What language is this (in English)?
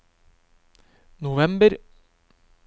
Norwegian